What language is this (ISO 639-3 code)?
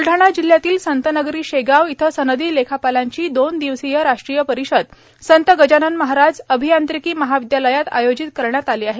mar